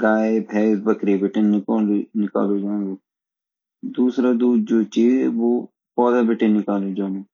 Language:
Garhwali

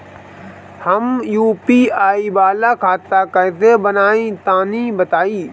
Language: Bhojpuri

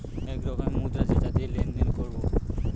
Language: Bangla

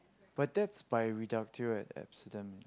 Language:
English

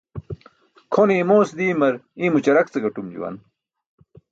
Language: Burushaski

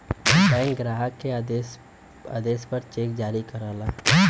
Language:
Bhojpuri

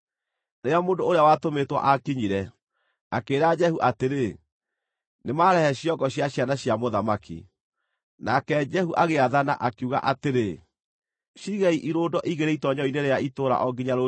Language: Kikuyu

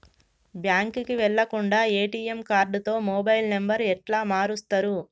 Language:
Telugu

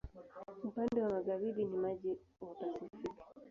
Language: Swahili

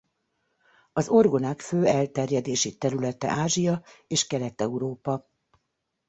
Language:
Hungarian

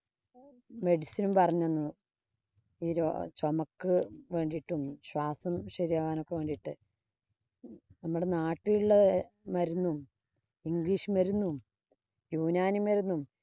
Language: Malayalam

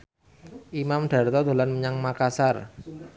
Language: Javanese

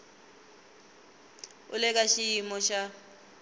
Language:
Tsonga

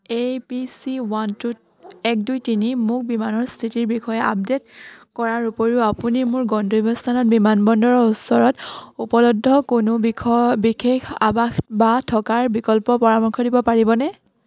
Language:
Assamese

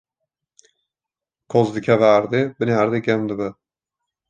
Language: Kurdish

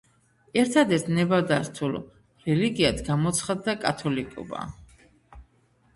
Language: Georgian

